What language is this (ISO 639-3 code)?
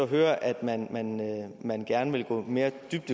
dan